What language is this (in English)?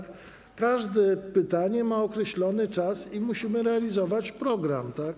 Polish